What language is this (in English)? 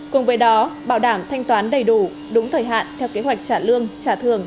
Vietnamese